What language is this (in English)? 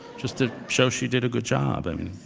English